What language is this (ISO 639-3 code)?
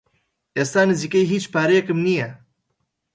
ckb